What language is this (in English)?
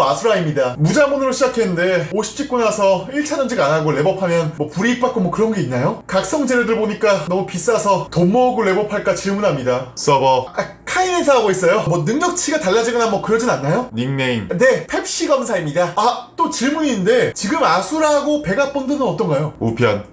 Korean